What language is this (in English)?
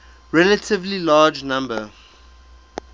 English